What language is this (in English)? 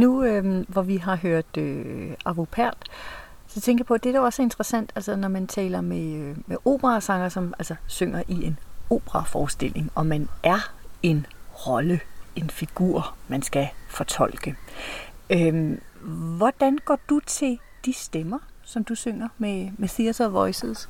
Danish